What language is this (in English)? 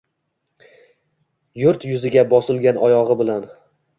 Uzbek